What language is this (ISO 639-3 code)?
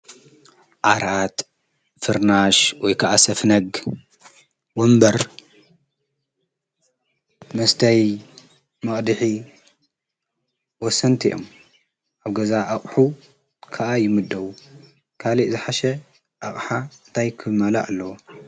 tir